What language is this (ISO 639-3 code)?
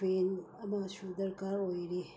mni